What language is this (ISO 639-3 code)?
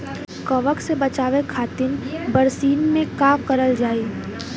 bho